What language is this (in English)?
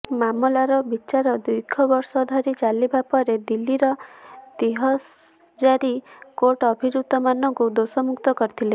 Odia